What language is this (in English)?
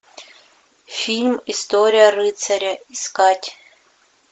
Russian